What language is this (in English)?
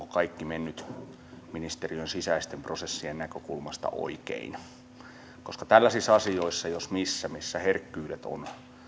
Finnish